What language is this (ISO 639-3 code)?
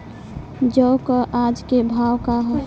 bho